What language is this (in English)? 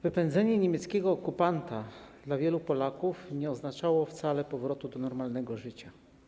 Polish